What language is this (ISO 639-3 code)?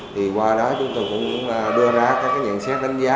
vie